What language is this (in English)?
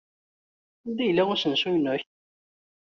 Kabyle